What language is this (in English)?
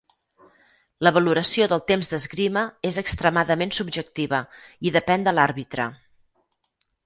Catalan